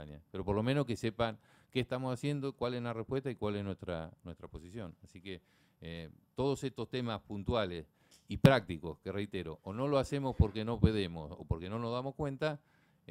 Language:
Spanish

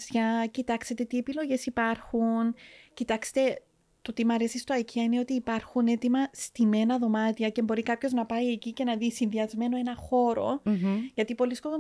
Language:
Greek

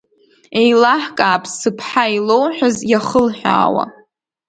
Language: Abkhazian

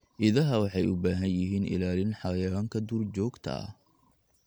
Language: Somali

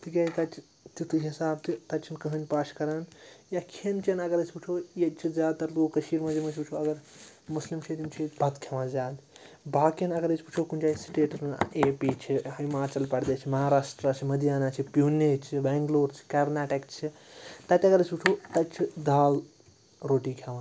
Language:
Kashmiri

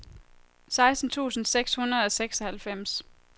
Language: Danish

